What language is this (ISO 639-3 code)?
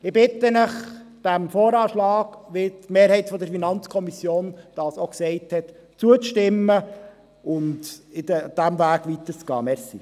gsw